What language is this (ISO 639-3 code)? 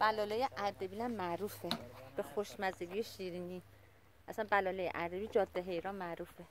fas